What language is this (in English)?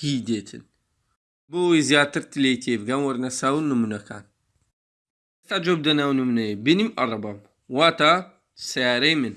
Turkish